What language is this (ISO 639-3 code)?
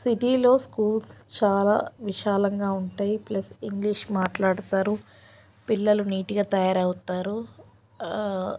tel